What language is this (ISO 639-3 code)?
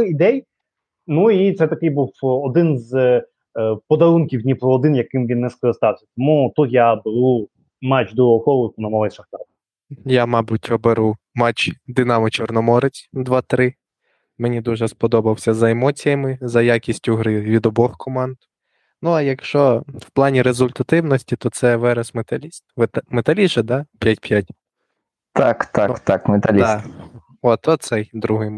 ukr